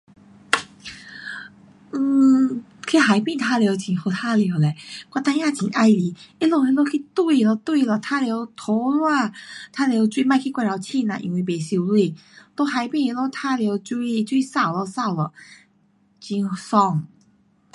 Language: Pu-Xian Chinese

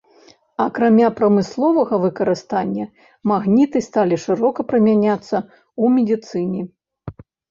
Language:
Belarusian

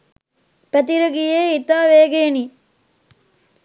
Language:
Sinhala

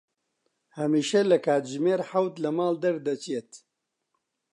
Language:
Central Kurdish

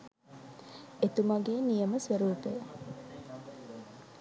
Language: Sinhala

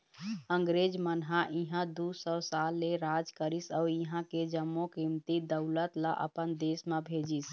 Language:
Chhattisgarhi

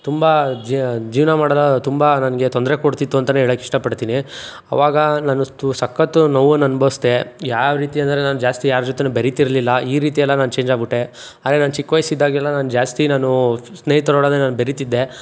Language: Kannada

